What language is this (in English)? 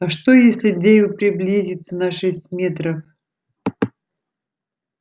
Russian